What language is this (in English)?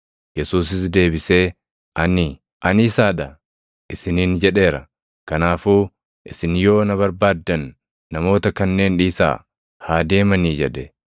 Oromo